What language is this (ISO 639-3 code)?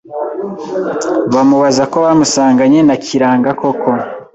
kin